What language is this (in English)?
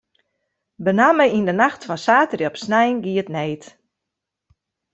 Western Frisian